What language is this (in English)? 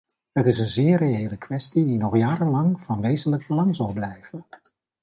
Dutch